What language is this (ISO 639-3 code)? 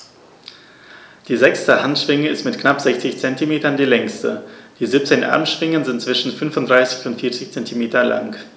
deu